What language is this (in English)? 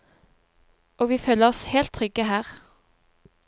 Norwegian